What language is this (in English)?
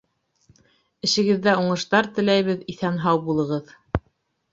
Bashkir